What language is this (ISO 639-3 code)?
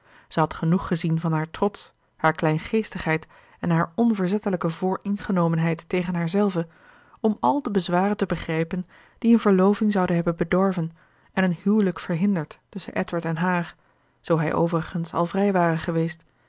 nld